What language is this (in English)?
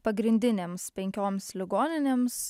Lithuanian